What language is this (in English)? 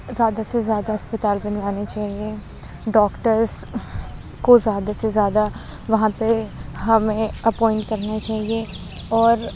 Urdu